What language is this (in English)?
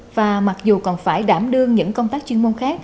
Vietnamese